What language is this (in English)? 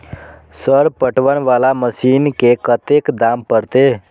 Maithili